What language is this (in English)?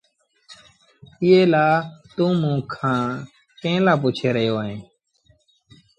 Sindhi Bhil